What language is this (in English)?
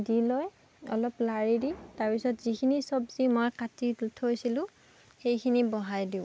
Assamese